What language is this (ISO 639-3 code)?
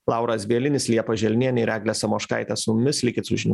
lit